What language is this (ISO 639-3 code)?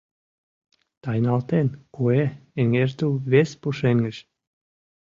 chm